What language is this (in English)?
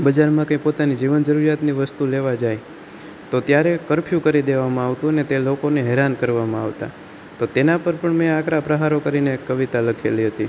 Gujarati